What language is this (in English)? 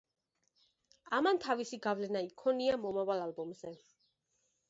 Georgian